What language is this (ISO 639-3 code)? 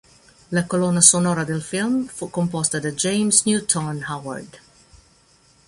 ita